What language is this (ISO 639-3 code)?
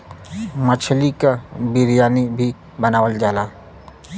bho